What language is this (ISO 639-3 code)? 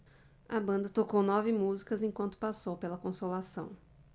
por